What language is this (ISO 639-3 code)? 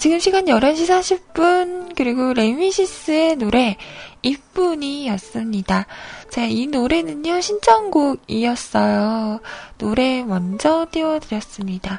kor